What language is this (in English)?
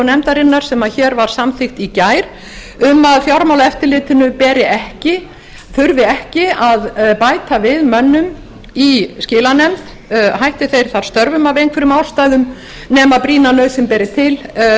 Icelandic